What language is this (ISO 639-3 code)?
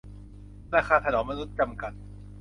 tha